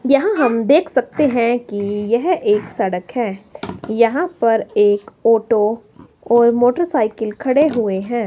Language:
Hindi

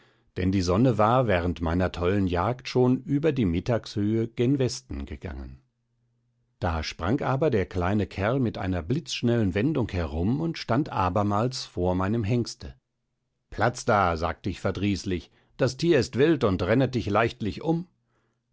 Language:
German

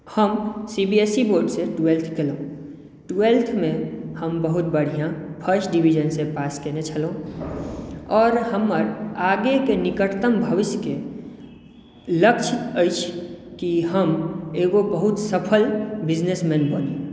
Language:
Maithili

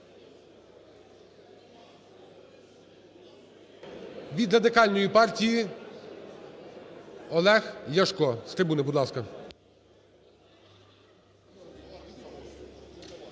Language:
Ukrainian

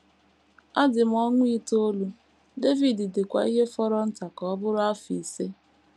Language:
Igbo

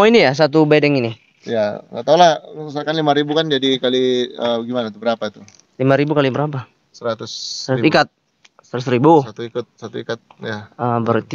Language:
Indonesian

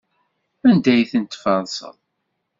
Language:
Kabyle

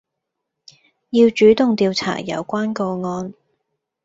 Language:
Cantonese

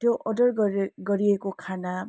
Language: Nepali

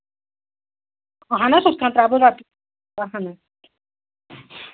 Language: Kashmiri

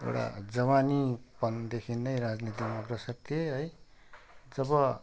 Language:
Nepali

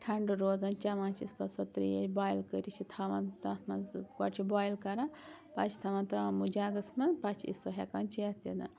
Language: Kashmiri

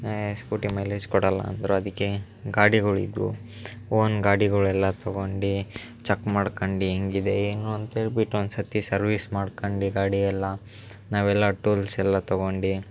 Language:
Kannada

